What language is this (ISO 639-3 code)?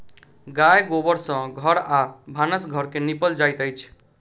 mai